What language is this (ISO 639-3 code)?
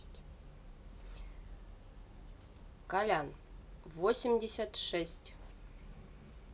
rus